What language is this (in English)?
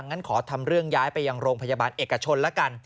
Thai